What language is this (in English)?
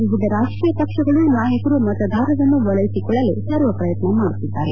Kannada